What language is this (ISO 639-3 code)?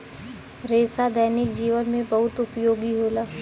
bho